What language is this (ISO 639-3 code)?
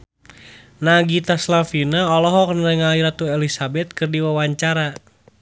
sun